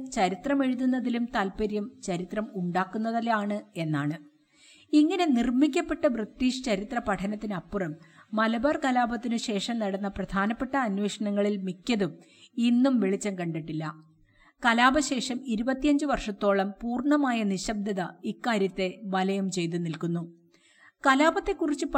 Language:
Malayalam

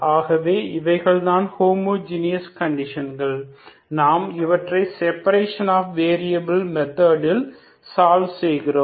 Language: Tamil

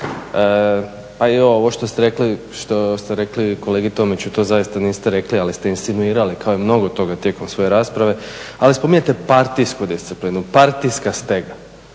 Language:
Croatian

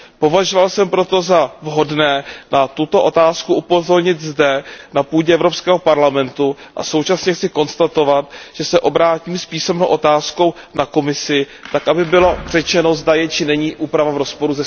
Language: Czech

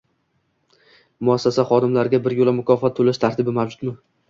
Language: Uzbek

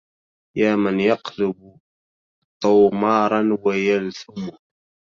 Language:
Arabic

